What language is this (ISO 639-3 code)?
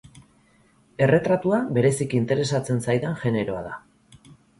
eus